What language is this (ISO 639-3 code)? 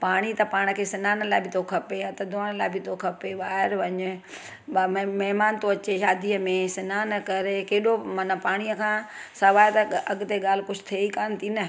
snd